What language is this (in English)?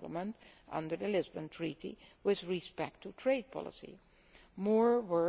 English